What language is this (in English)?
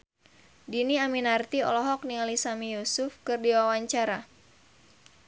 Sundanese